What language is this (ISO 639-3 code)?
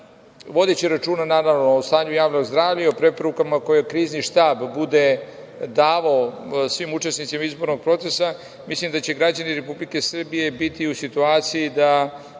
srp